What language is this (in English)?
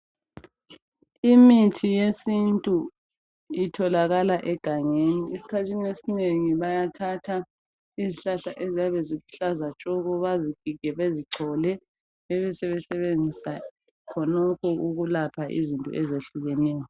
North Ndebele